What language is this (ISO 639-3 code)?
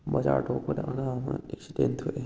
mni